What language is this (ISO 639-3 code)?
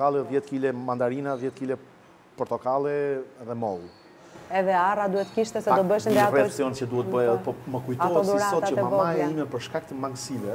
ron